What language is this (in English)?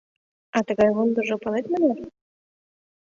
Mari